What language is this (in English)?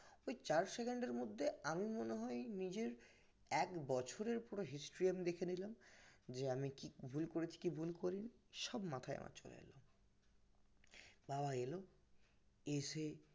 Bangla